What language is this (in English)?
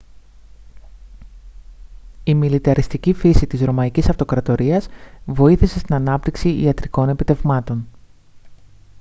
Greek